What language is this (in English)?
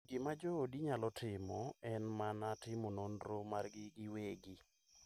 Luo (Kenya and Tanzania)